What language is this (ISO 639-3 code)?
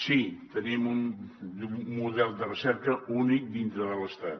cat